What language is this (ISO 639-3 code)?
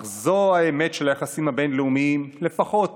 heb